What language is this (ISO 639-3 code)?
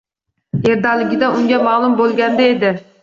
uzb